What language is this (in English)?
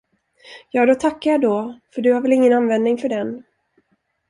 Swedish